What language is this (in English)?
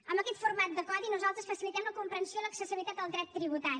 Catalan